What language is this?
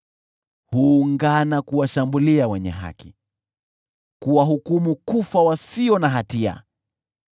Swahili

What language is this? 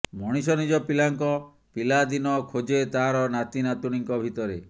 Odia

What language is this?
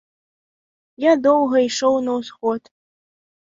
Belarusian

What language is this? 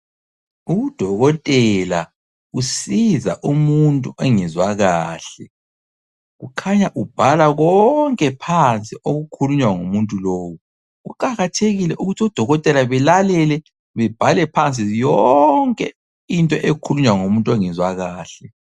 North Ndebele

